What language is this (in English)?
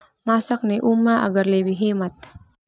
Termanu